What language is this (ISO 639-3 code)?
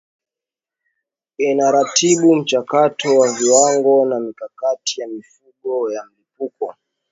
swa